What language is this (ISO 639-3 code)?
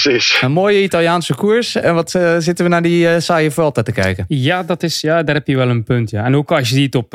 nld